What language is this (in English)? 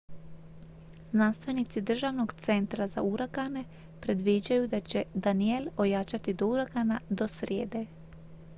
Croatian